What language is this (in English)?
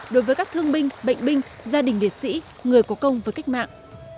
Vietnamese